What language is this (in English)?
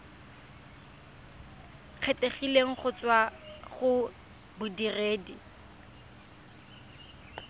Tswana